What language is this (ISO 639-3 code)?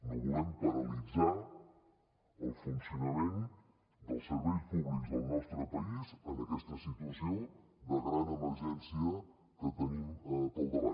cat